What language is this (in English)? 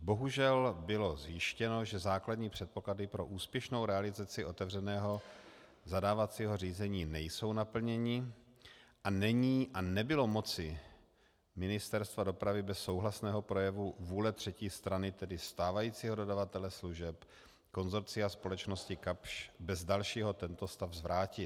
Czech